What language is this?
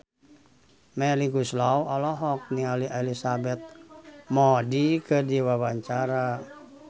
Sundanese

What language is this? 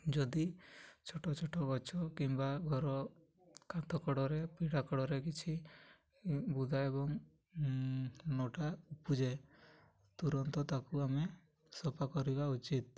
Odia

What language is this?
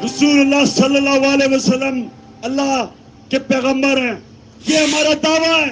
Urdu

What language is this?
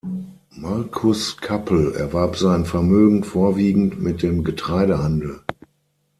German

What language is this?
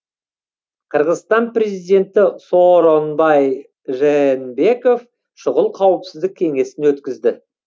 Kazakh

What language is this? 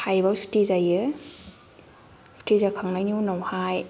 Bodo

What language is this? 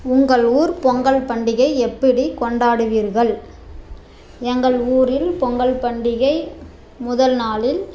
Tamil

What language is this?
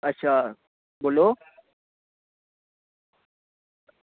Dogri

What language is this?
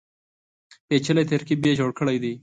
Pashto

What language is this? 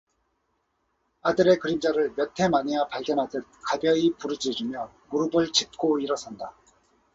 Korean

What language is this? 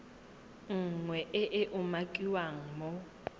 Tswana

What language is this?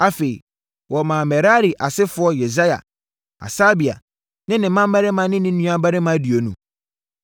Akan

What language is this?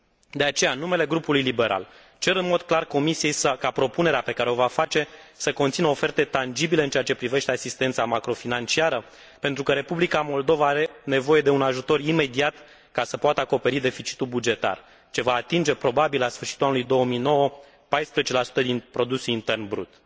Romanian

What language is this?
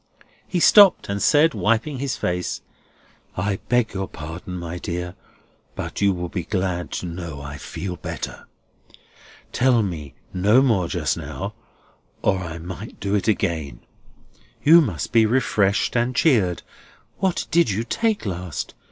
English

